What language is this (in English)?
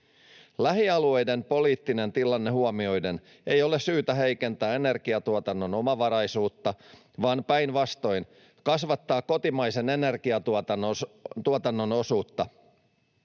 Finnish